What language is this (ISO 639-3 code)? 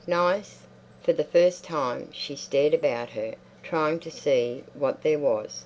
eng